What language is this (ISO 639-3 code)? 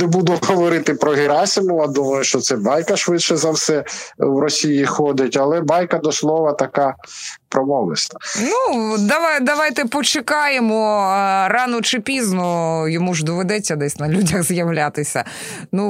ukr